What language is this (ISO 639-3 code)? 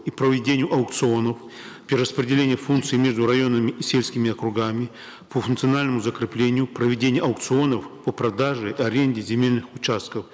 kaz